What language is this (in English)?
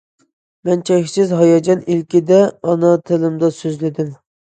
Uyghur